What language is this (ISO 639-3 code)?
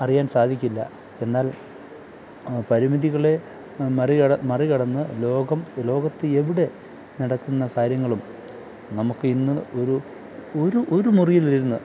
mal